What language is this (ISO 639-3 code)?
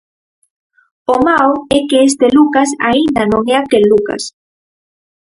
glg